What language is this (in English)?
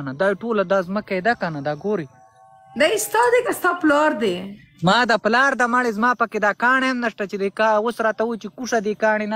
Arabic